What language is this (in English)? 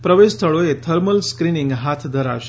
Gujarati